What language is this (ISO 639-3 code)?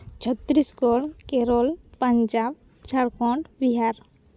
sat